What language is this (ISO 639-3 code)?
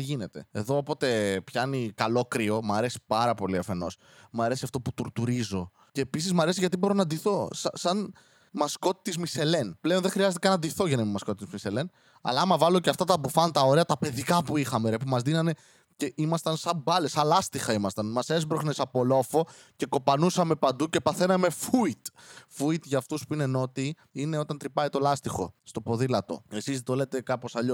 ell